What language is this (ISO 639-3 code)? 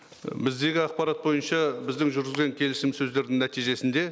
kaz